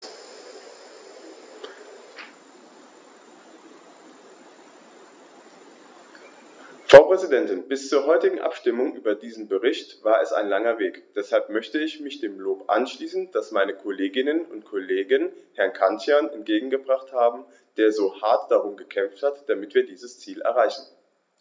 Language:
German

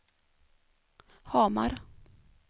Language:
Swedish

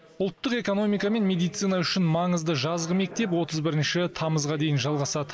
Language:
Kazakh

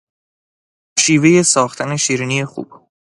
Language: Persian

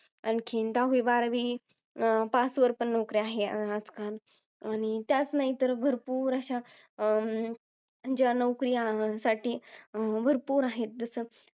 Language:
Marathi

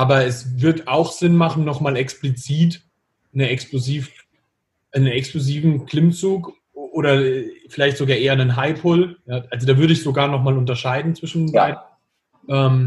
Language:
German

